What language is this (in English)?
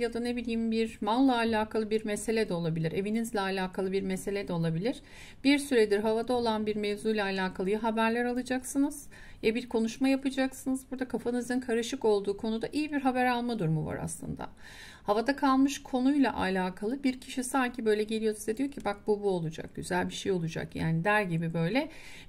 Turkish